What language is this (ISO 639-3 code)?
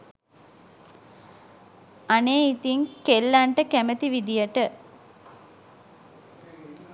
sin